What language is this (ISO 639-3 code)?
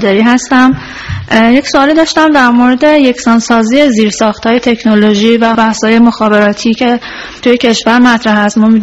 fas